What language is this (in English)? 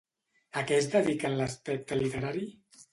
Catalan